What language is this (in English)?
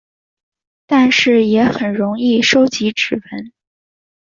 Chinese